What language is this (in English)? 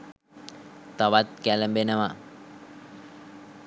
Sinhala